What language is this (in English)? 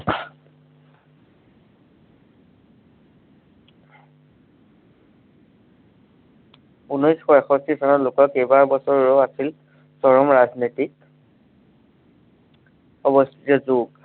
Assamese